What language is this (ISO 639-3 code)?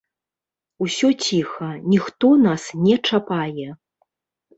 bel